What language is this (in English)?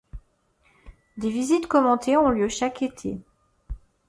French